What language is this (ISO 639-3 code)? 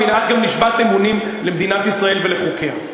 heb